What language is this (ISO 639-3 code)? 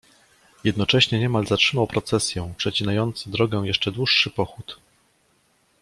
pol